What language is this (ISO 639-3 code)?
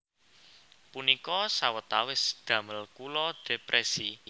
jav